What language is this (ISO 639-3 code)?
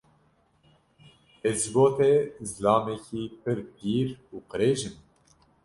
kur